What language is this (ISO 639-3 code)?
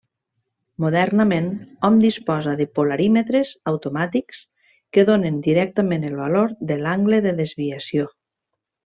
cat